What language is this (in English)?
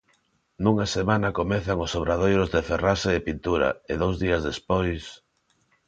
Galician